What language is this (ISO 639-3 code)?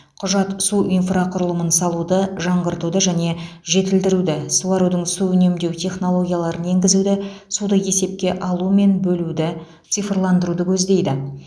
kaz